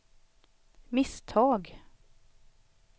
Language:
Swedish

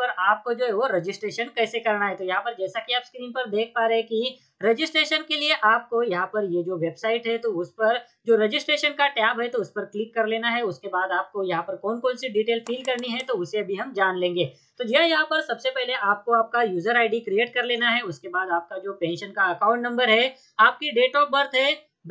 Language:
Hindi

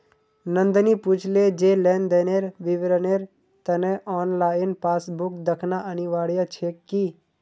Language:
Magahi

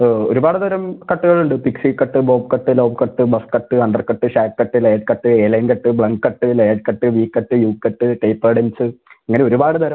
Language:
Malayalam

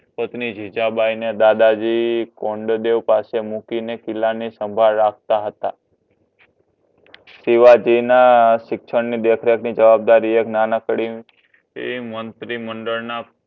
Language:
Gujarati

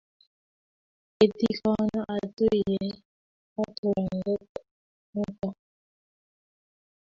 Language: Kalenjin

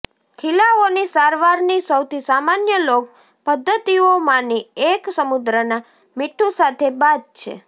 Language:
Gujarati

